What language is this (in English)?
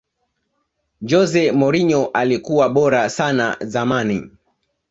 Swahili